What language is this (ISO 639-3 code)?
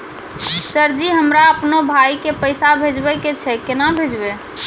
mai